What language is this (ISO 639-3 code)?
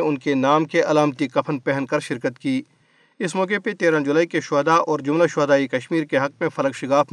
urd